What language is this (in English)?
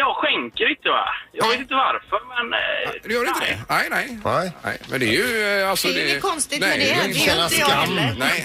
Swedish